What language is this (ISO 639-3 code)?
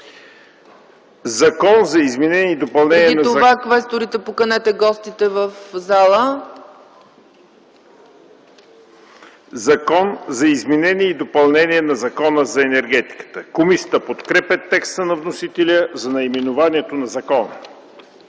bul